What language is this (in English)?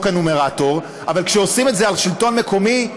Hebrew